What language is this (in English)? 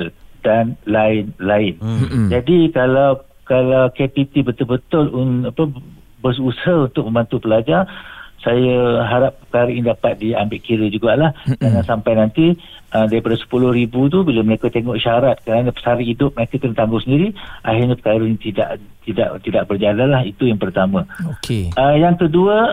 Malay